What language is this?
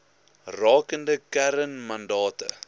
Afrikaans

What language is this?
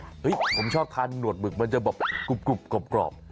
Thai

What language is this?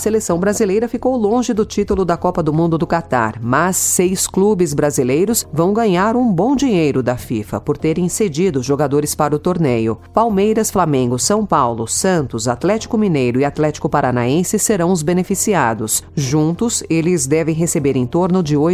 Portuguese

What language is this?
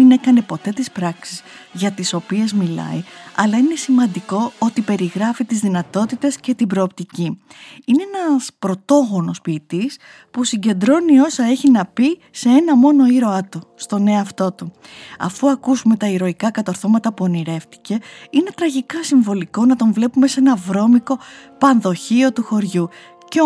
Greek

